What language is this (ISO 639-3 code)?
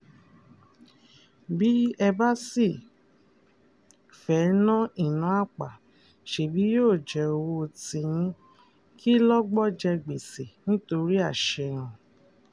yor